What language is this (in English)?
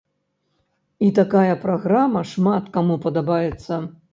Belarusian